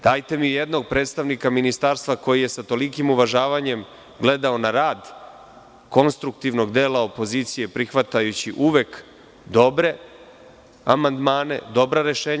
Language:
Serbian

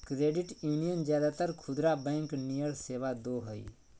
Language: Magahi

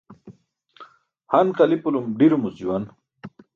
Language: Burushaski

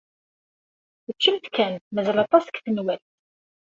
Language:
Kabyle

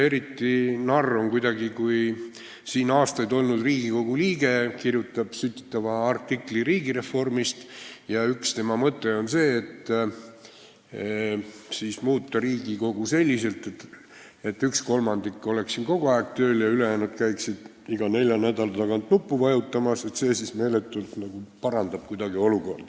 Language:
Estonian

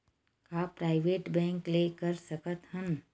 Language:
Chhattisgarhi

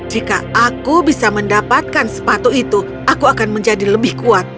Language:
Indonesian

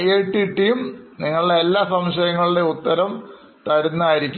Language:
Malayalam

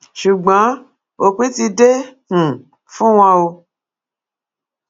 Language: Yoruba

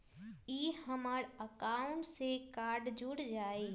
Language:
Magahi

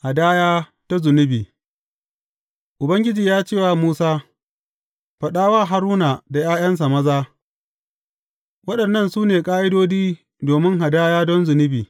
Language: Hausa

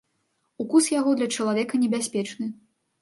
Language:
Belarusian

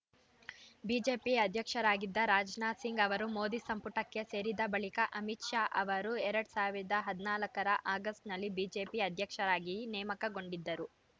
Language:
Kannada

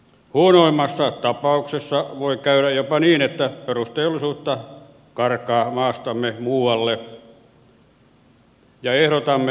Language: Finnish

